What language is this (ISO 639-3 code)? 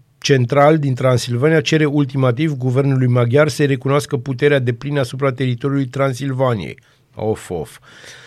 ron